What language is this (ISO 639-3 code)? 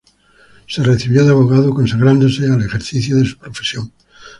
spa